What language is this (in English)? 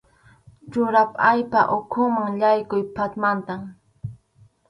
Arequipa-La Unión Quechua